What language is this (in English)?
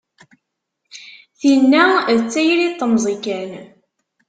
Kabyle